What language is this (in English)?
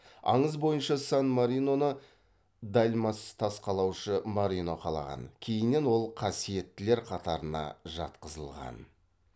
Kazakh